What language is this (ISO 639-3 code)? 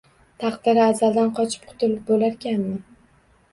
uzb